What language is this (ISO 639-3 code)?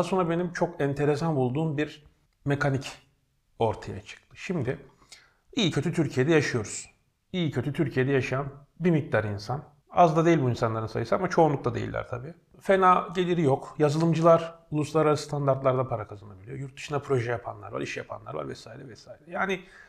tur